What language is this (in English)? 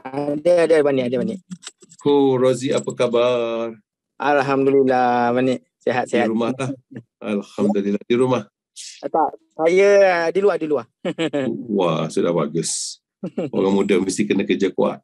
Malay